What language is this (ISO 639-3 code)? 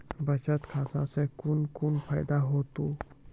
mai